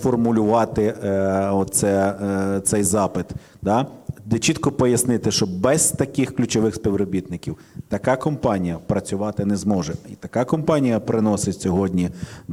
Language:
Ukrainian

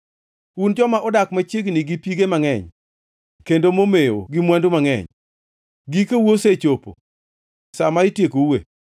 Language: Luo (Kenya and Tanzania)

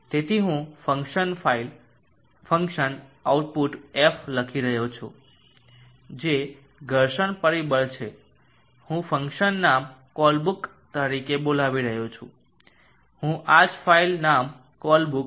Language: Gujarati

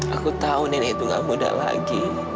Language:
Indonesian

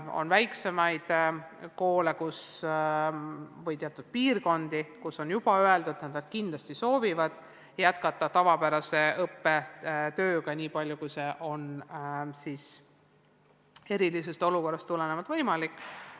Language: Estonian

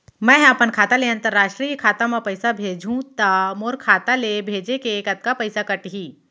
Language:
Chhattisgarhi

